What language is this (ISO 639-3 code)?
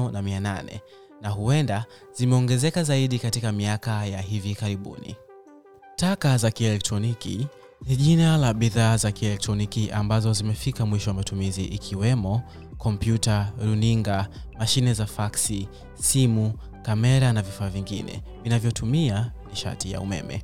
swa